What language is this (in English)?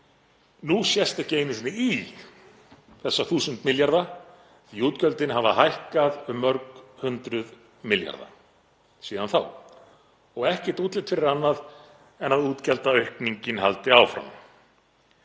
Icelandic